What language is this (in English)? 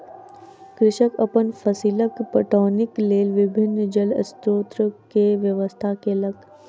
Maithili